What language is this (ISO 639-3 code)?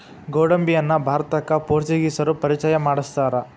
kan